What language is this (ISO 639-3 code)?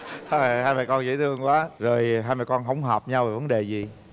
vie